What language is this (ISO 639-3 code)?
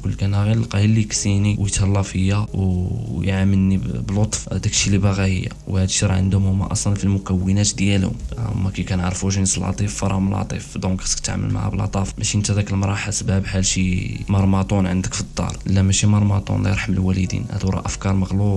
ara